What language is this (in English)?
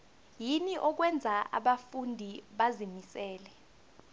South Ndebele